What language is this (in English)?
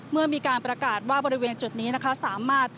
Thai